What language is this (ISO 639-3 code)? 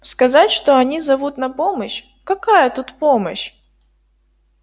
rus